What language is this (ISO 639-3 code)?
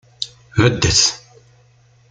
kab